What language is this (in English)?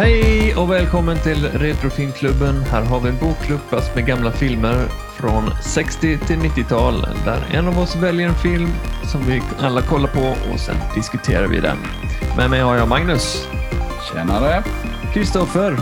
Swedish